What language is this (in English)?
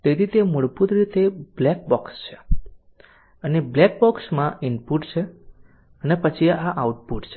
Gujarati